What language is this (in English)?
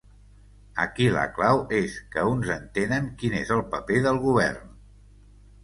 Catalan